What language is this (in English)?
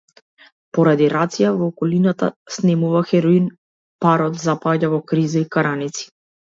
Macedonian